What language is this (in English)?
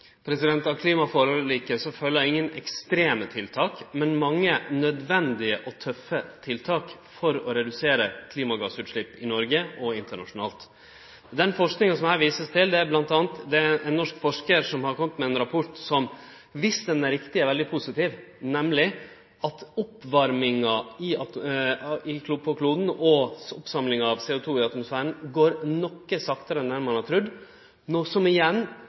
Norwegian